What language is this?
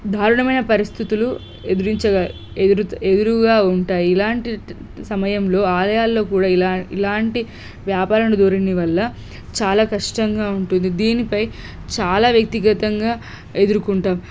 Telugu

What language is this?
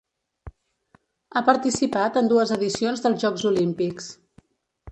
Catalan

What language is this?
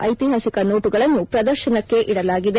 Kannada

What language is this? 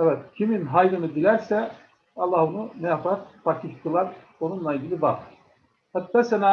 Turkish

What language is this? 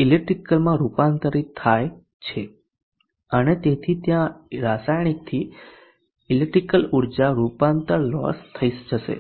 Gujarati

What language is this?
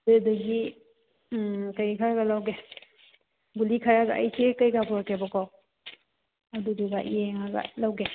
Manipuri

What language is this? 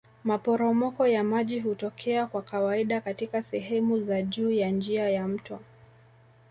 Swahili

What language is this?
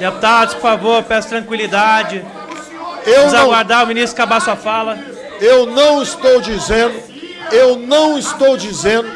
Portuguese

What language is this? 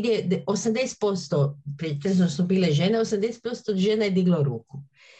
Croatian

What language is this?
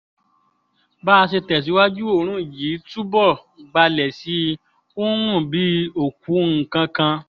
Yoruba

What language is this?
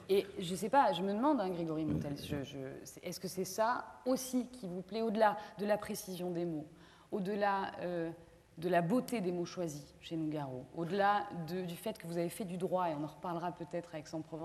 French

